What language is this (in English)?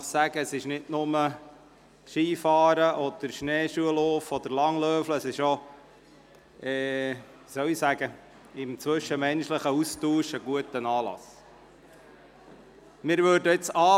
Swiss German